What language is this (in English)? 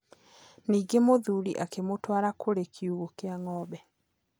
Kikuyu